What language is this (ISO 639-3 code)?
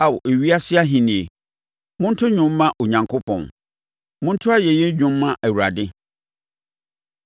aka